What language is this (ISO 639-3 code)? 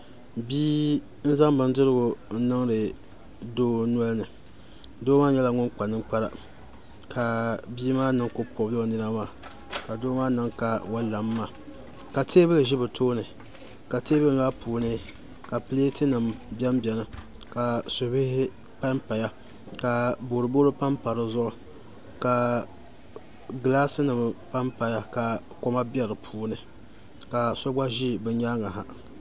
dag